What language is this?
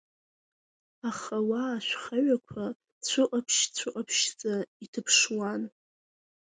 Abkhazian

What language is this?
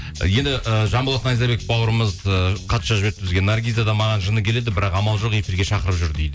Kazakh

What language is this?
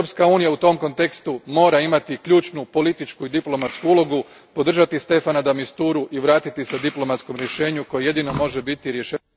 Croatian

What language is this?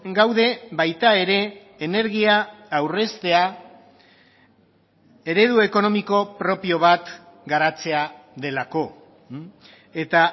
Basque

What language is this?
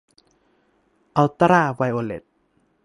Thai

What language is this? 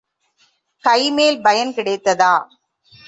Tamil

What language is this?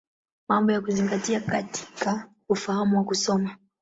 Swahili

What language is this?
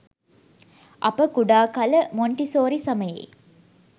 Sinhala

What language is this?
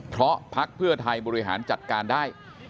Thai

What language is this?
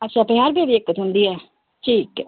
Dogri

